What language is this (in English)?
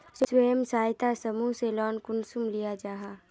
Magahi